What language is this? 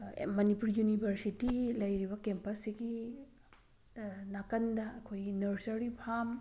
Manipuri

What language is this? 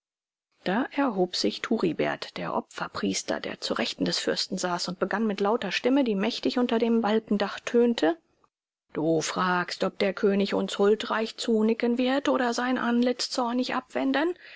German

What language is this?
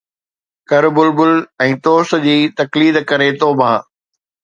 Sindhi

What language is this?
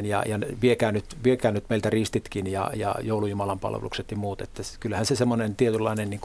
Finnish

